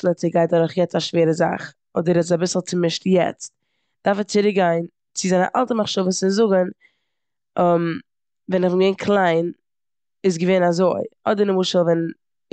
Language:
Yiddish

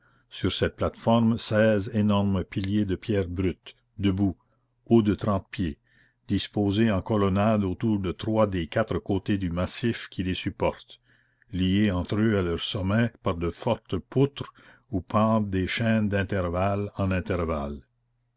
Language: French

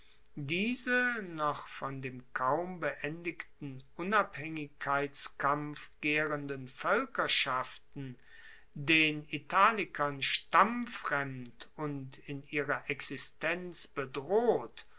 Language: German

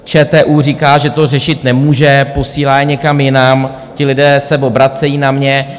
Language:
Czech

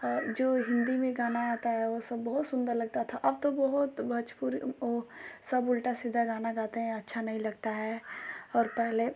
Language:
Hindi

